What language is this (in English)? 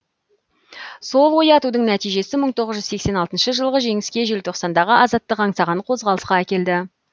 Kazakh